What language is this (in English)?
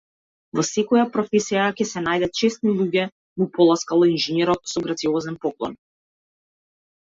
Macedonian